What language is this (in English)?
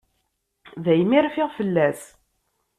Kabyle